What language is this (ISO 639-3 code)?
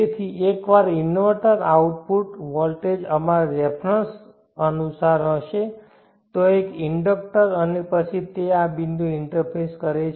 guj